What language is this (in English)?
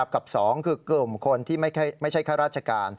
Thai